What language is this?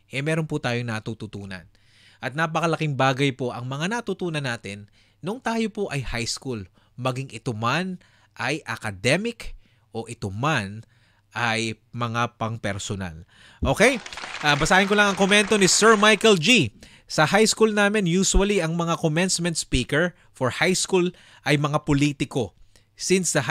Filipino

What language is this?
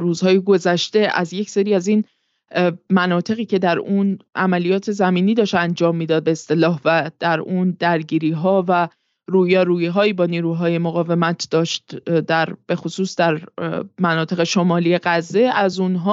Persian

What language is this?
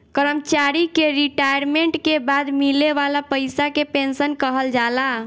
Bhojpuri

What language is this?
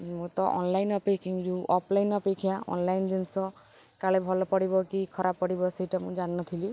Odia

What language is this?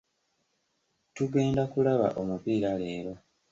Ganda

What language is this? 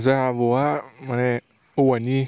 Bodo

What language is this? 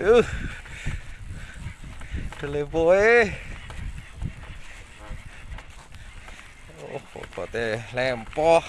Indonesian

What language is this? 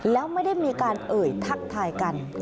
Thai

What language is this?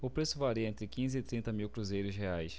Portuguese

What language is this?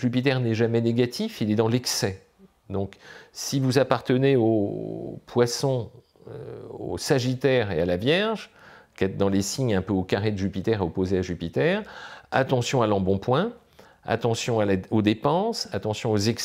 French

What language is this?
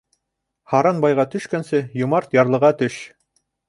Bashkir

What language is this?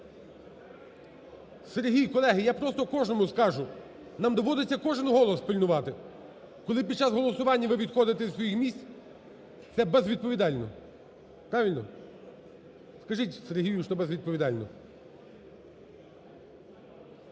Ukrainian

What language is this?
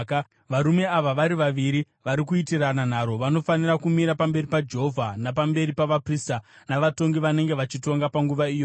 Shona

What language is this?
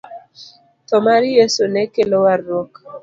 Luo (Kenya and Tanzania)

